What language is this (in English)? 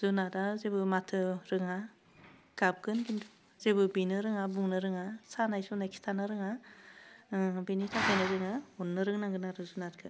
Bodo